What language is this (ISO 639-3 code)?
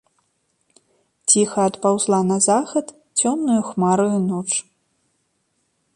bel